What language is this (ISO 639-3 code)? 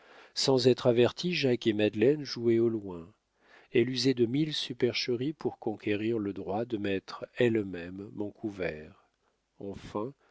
fra